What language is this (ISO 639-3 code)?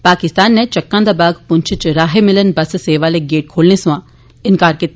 doi